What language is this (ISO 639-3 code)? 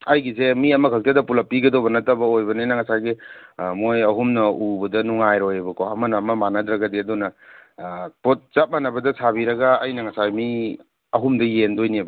mni